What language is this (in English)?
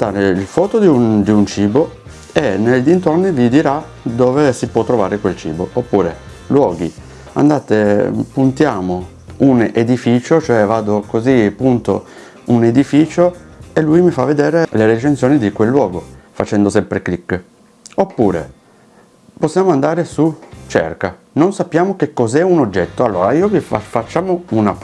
Italian